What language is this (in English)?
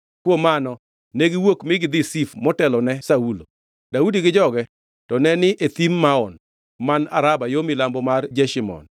Luo (Kenya and Tanzania)